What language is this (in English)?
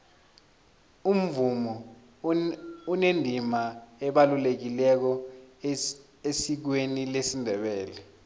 South Ndebele